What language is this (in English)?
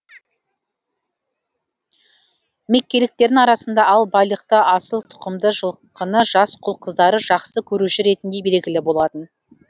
Kazakh